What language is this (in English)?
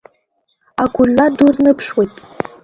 Abkhazian